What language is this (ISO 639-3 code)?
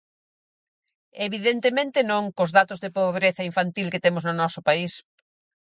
glg